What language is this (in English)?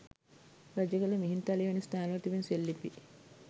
Sinhala